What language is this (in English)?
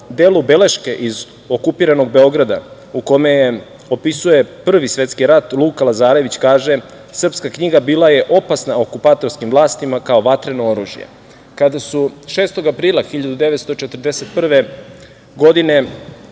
Serbian